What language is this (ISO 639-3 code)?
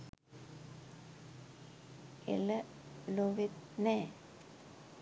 sin